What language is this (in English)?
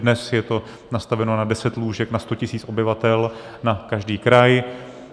Czech